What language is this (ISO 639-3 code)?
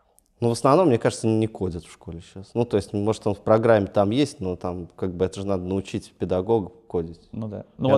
rus